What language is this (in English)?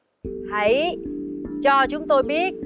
Vietnamese